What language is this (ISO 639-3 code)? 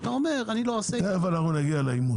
heb